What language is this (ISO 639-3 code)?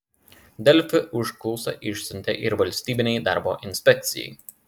lit